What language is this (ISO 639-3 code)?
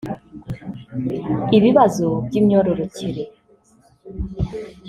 kin